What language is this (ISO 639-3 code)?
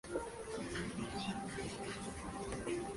spa